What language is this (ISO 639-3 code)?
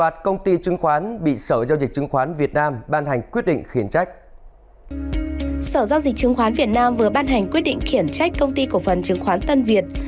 vie